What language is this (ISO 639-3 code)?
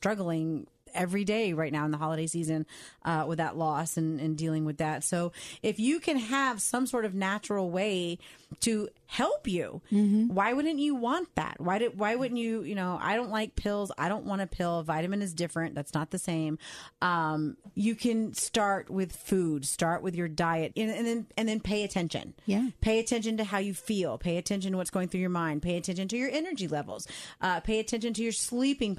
eng